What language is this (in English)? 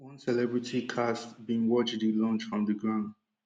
Nigerian Pidgin